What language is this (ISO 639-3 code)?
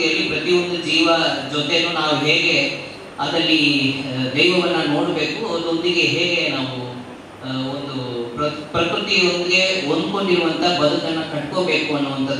kan